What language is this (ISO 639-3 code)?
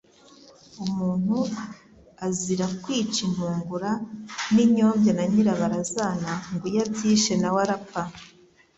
kin